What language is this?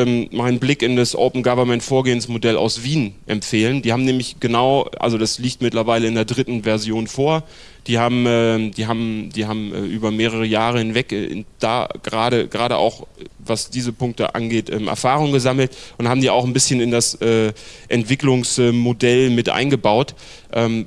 German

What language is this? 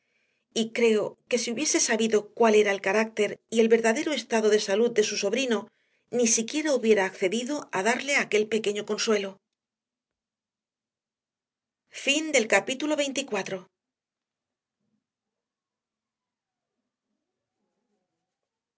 Spanish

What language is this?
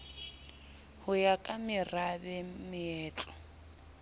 Southern Sotho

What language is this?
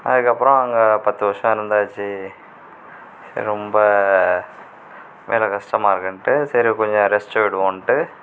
Tamil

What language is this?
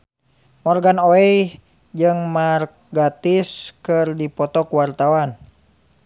Sundanese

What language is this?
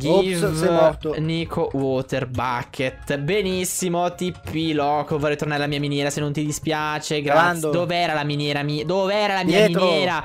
Italian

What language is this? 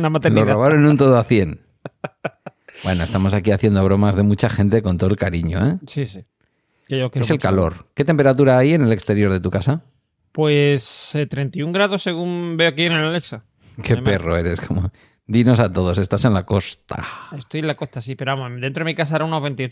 Spanish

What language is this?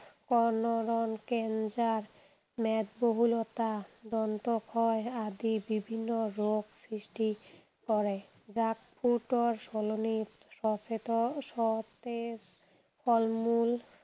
Assamese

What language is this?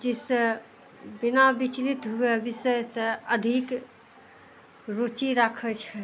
Maithili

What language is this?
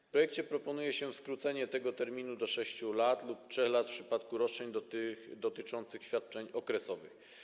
Polish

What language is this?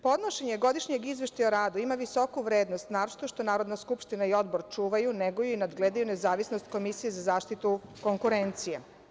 Serbian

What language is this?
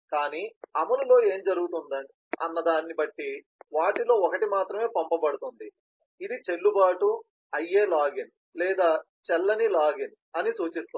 Telugu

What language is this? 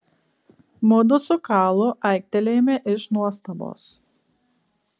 Lithuanian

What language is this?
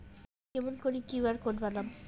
Bangla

